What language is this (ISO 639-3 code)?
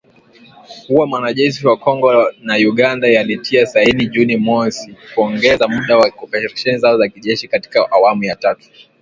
swa